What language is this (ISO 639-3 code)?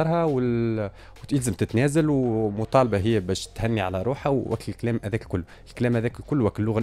ara